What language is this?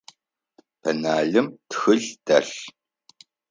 Adyghe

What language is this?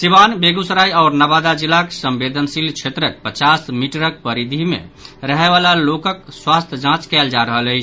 Maithili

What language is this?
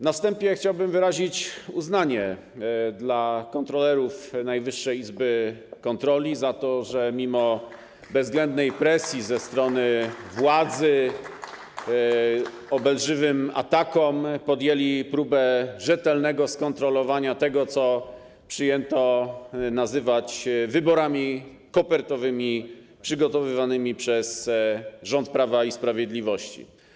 Polish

